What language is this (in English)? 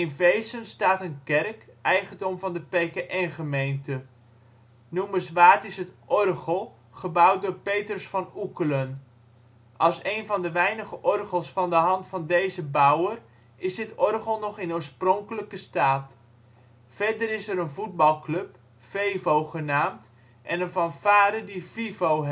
Dutch